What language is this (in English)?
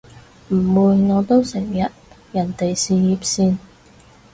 Cantonese